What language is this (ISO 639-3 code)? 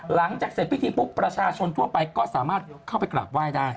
tha